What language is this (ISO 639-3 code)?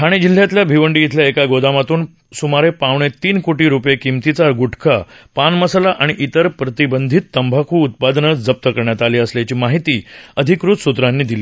mar